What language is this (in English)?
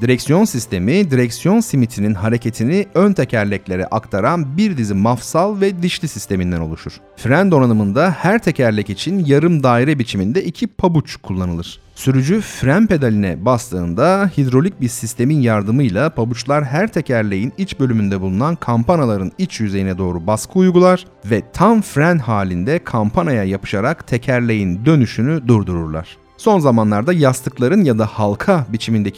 Turkish